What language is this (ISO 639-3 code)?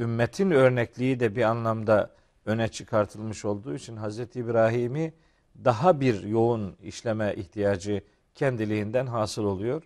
tur